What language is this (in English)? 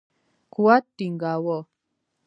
Pashto